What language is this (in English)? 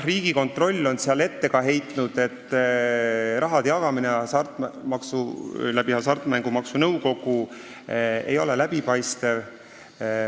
Estonian